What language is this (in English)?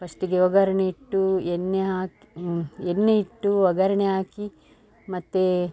Kannada